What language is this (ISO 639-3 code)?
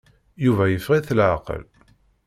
kab